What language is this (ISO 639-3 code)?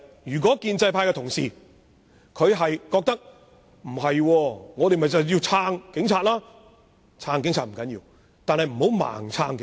yue